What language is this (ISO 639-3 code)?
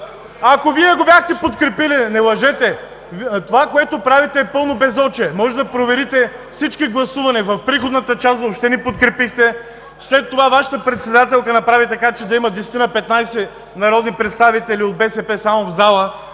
bul